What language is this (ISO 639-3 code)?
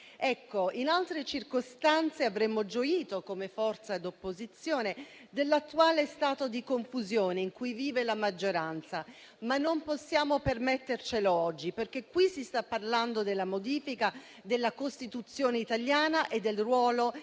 ita